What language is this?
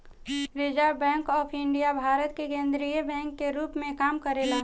Bhojpuri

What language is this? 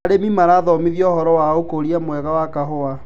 Kikuyu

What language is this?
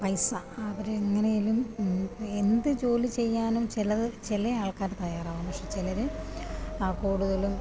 Malayalam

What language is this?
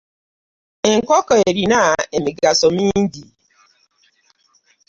Ganda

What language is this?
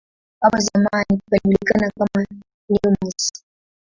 Swahili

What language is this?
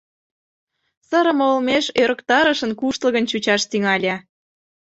Mari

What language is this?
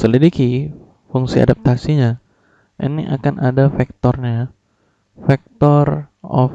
Indonesian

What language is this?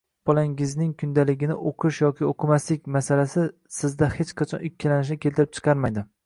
Uzbek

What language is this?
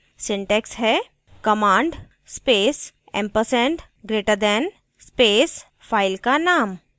Hindi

